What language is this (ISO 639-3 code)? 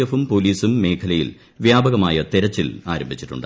mal